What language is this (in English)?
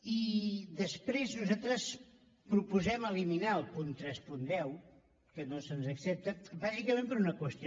Catalan